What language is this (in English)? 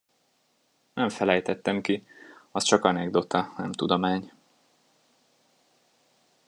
Hungarian